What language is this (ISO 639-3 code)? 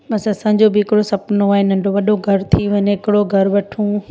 snd